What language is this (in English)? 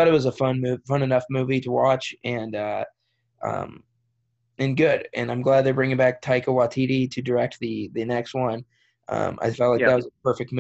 English